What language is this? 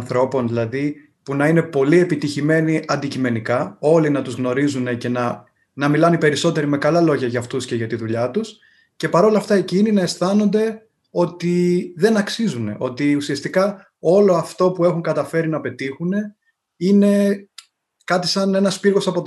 Greek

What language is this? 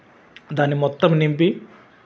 Telugu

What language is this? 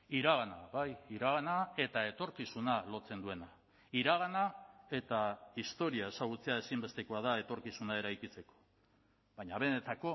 Basque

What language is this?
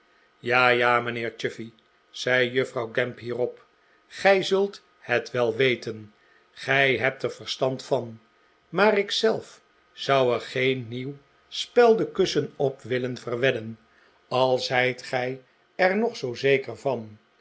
Dutch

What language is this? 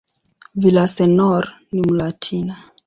Swahili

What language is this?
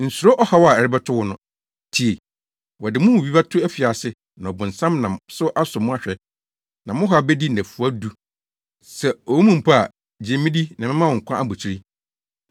Akan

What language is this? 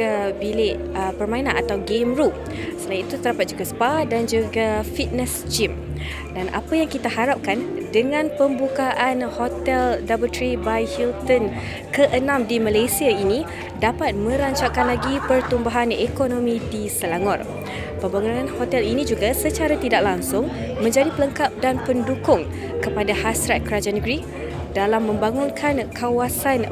Malay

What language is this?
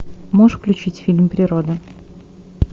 Russian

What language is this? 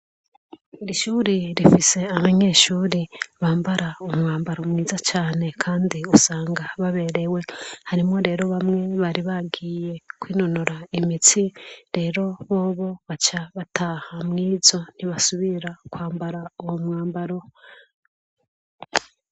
Rundi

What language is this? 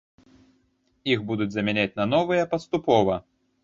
Belarusian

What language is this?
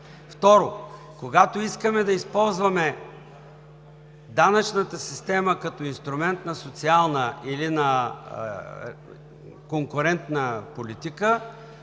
Bulgarian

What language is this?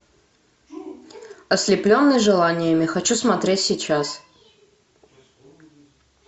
Russian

